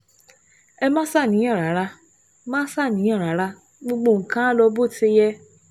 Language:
Yoruba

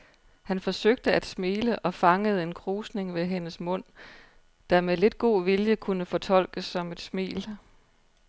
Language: Danish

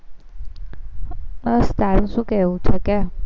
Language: Gujarati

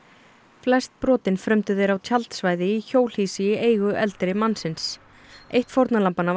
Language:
Icelandic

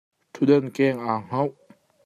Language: Hakha Chin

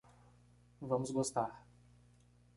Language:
Portuguese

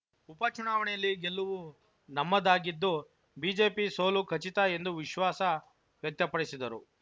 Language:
Kannada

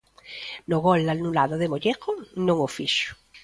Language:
Galician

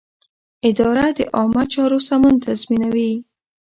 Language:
Pashto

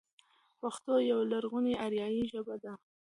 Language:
Pashto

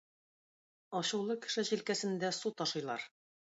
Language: Tatar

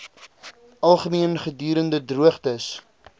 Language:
Afrikaans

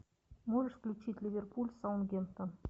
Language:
Russian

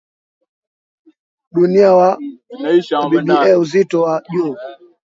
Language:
Swahili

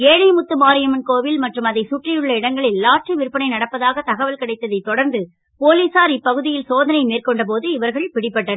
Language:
Tamil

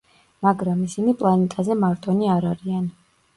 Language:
Georgian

